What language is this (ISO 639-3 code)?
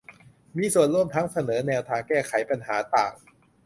tha